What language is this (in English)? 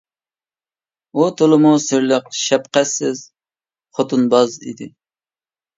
Uyghur